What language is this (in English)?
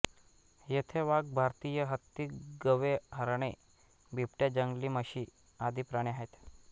Marathi